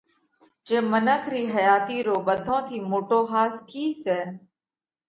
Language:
Parkari Koli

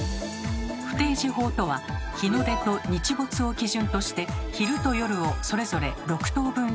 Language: Japanese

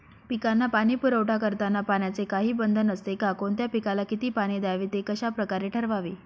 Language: Marathi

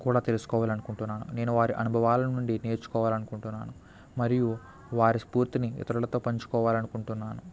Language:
Telugu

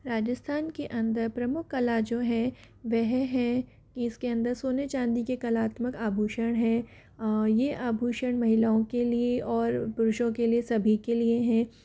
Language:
Hindi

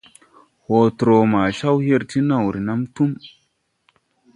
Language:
Tupuri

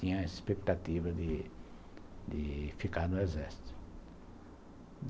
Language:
Portuguese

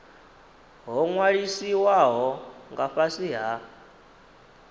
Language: Venda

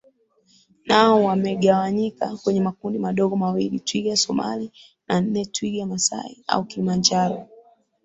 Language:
Swahili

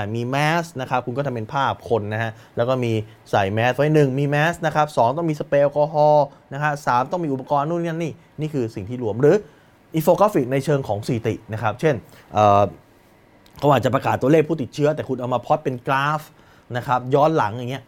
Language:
Thai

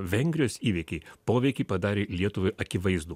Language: Lithuanian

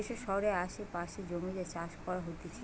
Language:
Bangla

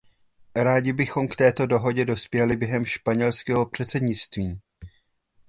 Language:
Czech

